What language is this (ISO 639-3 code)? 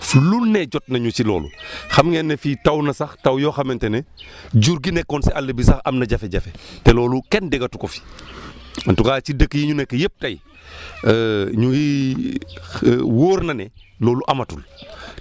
wol